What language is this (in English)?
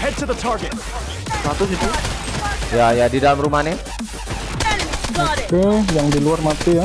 Indonesian